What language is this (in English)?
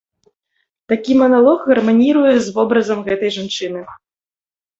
Belarusian